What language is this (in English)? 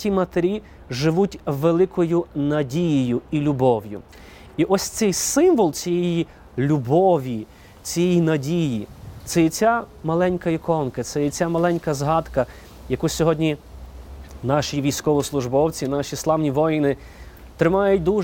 Ukrainian